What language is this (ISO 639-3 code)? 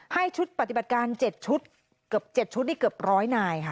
tha